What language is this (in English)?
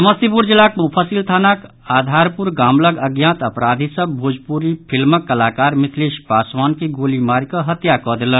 Maithili